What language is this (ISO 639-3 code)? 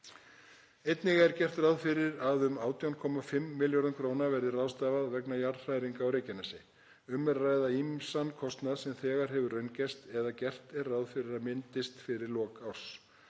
isl